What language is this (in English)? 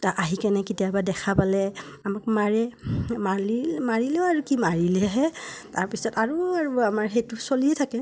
Assamese